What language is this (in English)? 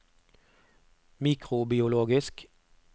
Norwegian